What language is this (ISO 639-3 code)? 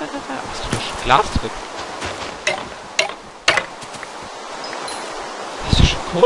deu